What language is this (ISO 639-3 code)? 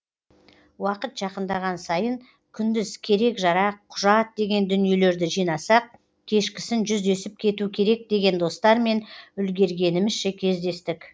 kaz